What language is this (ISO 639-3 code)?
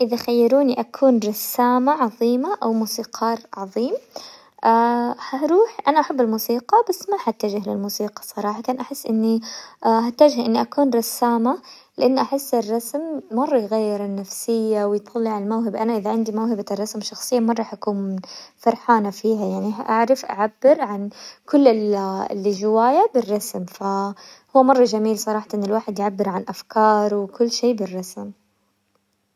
acw